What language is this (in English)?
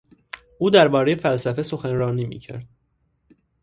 Persian